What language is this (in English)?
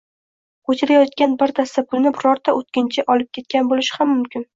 Uzbek